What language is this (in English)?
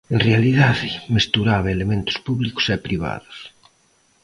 Galician